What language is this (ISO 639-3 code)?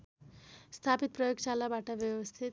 nep